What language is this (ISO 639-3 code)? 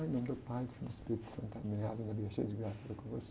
por